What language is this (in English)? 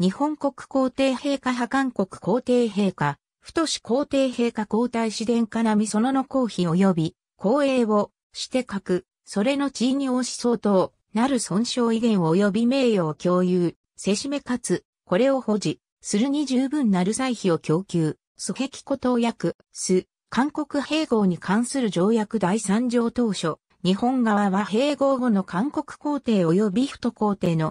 Japanese